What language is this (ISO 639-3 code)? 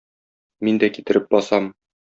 tat